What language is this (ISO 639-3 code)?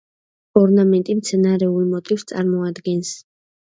kat